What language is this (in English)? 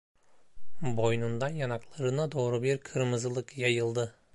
Turkish